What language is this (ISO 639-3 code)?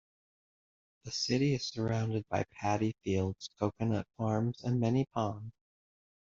eng